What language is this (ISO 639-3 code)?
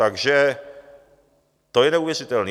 ces